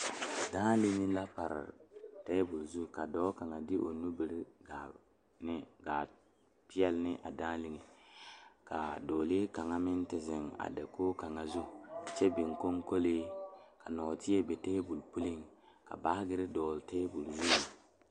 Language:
Southern Dagaare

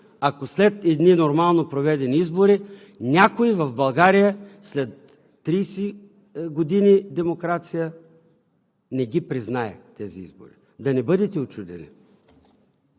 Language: Bulgarian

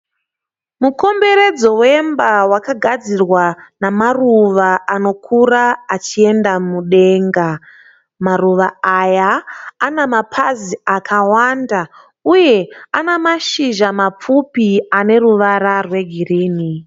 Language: Shona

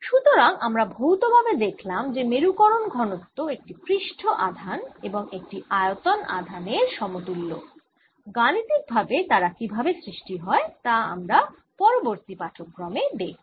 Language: Bangla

